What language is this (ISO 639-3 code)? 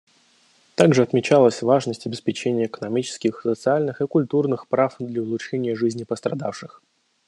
rus